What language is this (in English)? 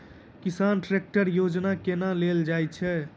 Maithili